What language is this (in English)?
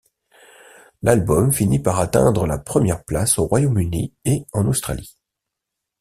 French